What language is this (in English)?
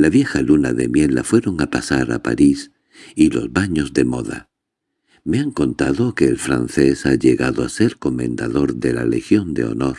Spanish